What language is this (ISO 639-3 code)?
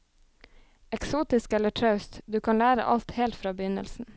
nor